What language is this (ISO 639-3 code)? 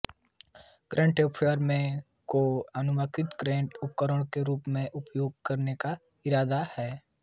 hin